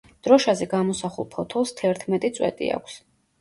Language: Georgian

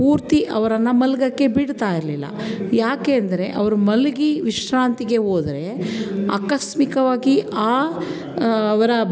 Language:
Kannada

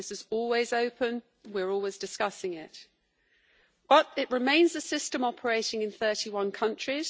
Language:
English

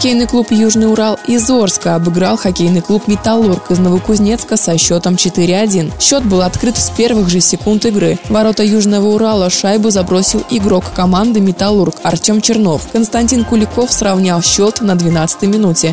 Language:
Russian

